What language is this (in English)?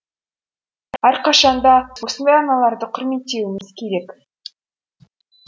Kazakh